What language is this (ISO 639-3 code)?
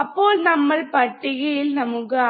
mal